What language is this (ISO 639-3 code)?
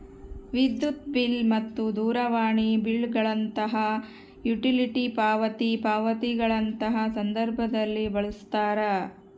kan